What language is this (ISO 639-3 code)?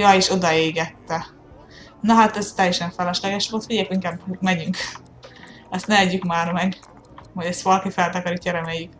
hun